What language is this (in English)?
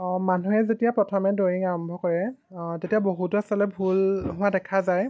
Assamese